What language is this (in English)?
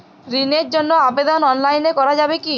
Bangla